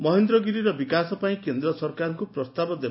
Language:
Odia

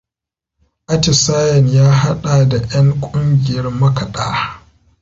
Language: Hausa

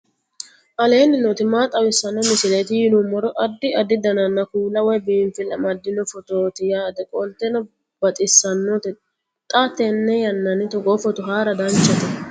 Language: Sidamo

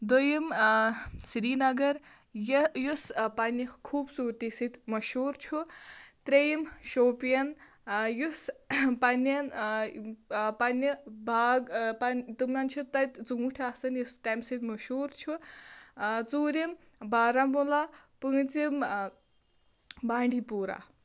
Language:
Kashmiri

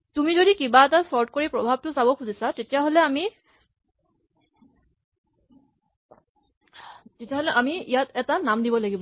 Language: Assamese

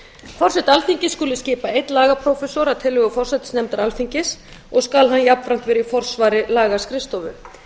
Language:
Icelandic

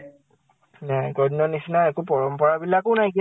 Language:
Assamese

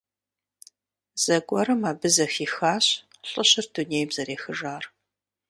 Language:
Kabardian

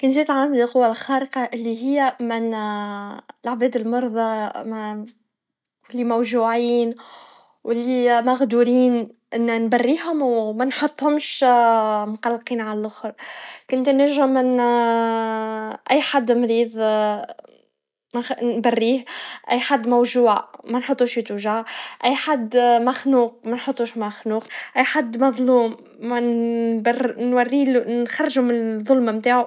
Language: Tunisian Arabic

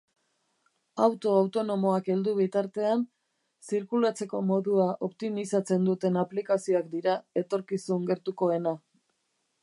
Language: Basque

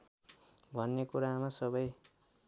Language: Nepali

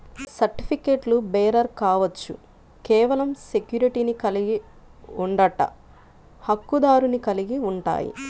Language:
Telugu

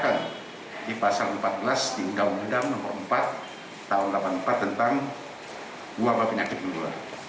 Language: Indonesian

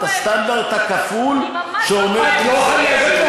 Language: Hebrew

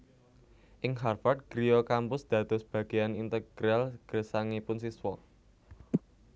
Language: Javanese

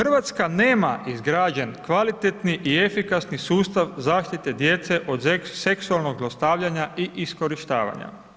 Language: Croatian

